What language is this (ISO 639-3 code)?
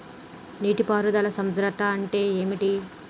tel